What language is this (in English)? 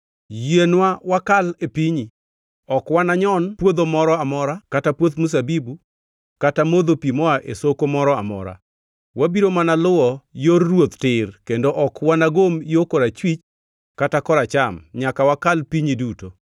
Luo (Kenya and Tanzania)